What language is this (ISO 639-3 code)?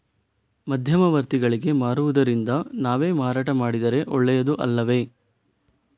kan